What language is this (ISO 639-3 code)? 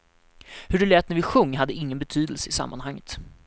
swe